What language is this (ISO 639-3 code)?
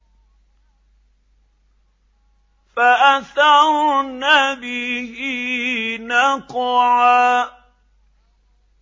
ara